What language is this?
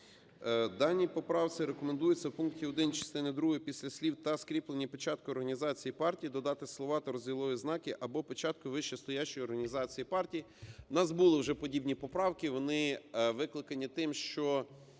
Ukrainian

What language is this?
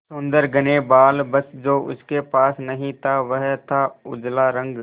Hindi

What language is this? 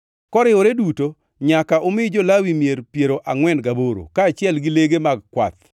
Luo (Kenya and Tanzania)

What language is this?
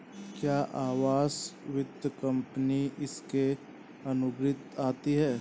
Hindi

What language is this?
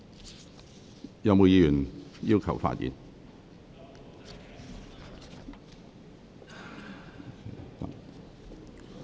Cantonese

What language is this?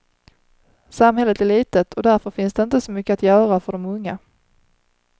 Swedish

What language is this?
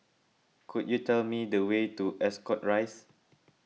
English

